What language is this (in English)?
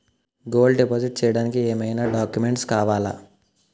Telugu